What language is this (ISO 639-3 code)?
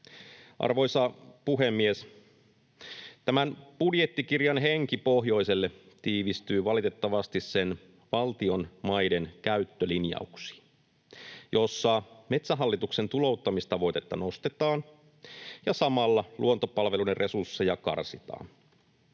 fin